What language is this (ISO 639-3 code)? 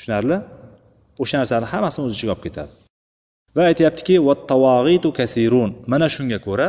bul